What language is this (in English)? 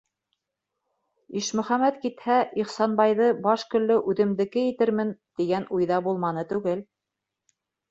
Bashkir